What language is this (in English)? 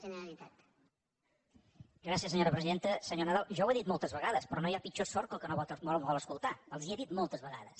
Catalan